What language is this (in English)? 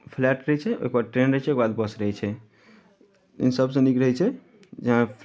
Maithili